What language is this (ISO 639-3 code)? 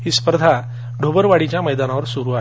mar